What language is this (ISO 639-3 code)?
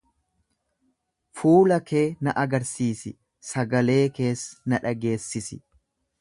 orm